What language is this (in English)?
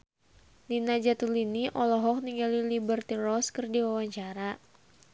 Sundanese